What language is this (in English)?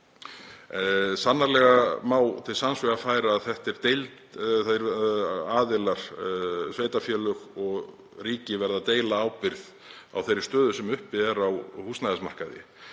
Icelandic